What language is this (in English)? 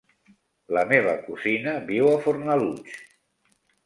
Catalan